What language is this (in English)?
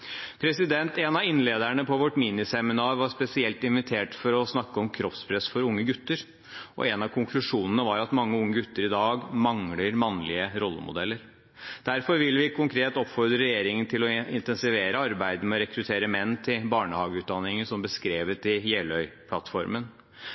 Norwegian Bokmål